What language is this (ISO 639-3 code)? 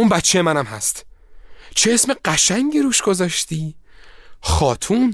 fas